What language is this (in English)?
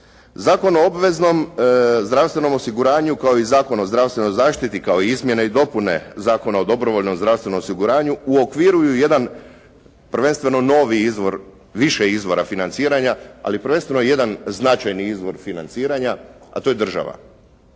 Croatian